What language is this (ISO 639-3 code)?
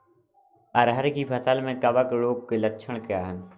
hin